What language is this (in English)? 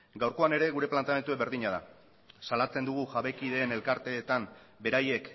Basque